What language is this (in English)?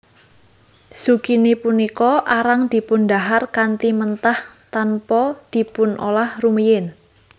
Javanese